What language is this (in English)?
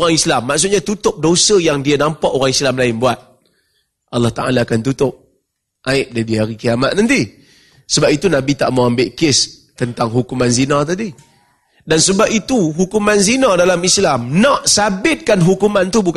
Malay